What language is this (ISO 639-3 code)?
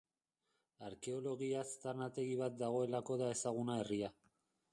eus